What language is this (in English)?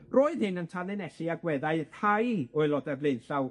Welsh